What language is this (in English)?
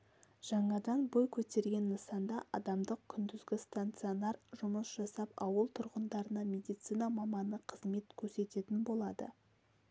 Kazakh